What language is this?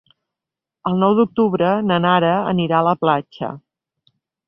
Catalan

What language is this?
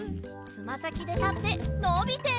Japanese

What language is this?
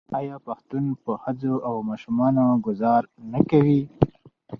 Pashto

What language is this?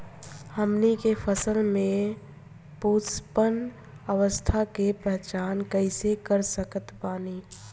Bhojpuri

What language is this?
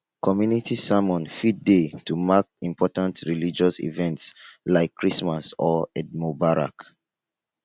Nigerian Pidgin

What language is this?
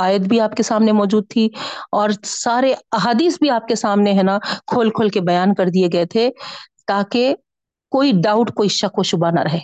Urdu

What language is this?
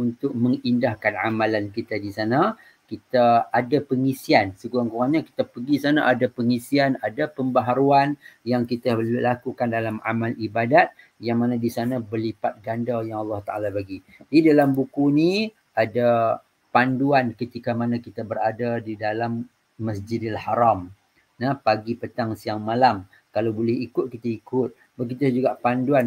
Malay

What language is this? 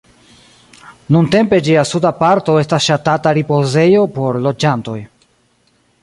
Esperanto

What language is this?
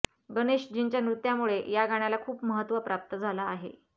Marathi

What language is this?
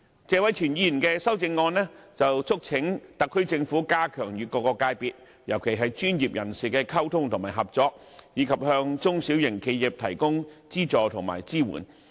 Cantonese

